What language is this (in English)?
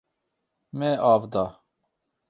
Kurdish